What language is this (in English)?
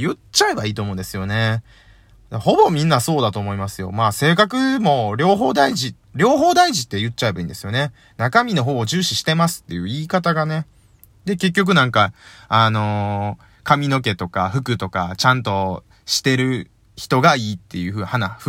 Japanese